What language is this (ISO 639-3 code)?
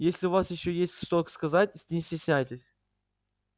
rus